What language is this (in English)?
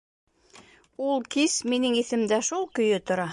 Bashkir